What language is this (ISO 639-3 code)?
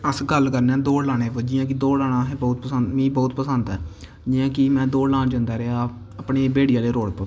doi